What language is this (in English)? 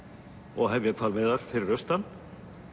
Icelandic